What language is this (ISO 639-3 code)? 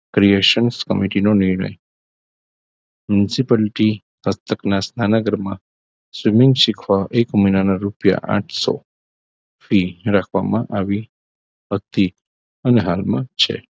guj